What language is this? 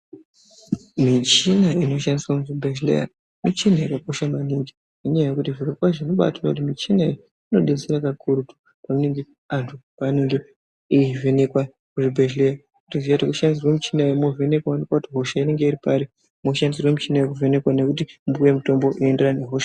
Ndau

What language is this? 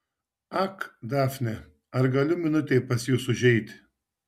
Lithuanian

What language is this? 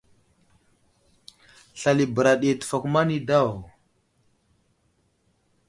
Wuzlam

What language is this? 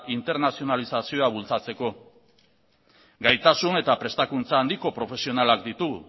Basque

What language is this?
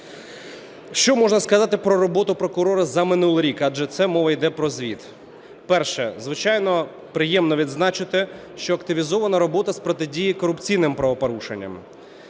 Ukrainian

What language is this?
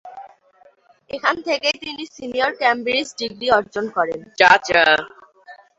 Bangla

